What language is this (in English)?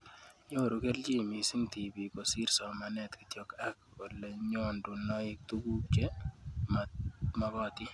Kalenjin